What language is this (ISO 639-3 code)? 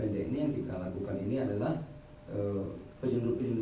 ind